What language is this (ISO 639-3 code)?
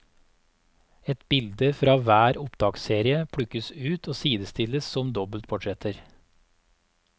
nor